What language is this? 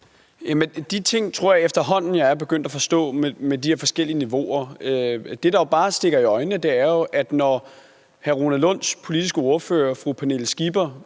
Danish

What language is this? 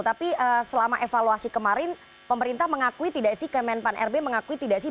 Indonesian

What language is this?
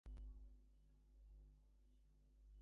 English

